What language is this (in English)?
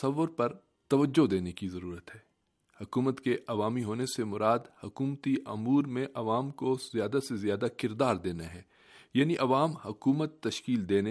Urdu